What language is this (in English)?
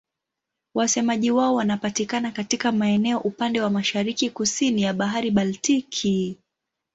Swahili